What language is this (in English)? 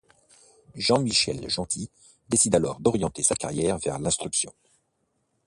French